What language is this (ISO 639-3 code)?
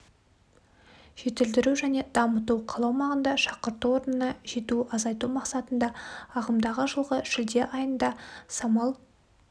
kaz